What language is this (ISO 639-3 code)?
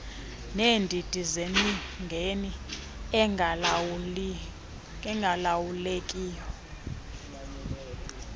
xho